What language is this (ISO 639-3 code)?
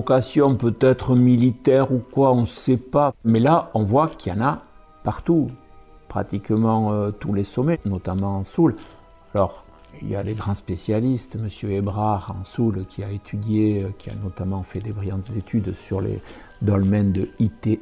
fra